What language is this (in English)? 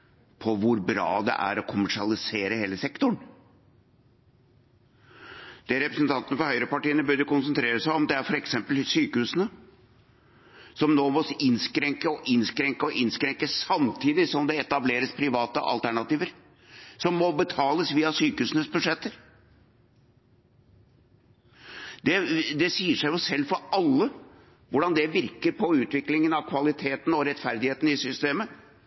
Norwegian Bokmål